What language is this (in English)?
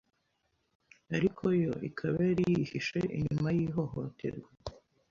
Kinyarwanda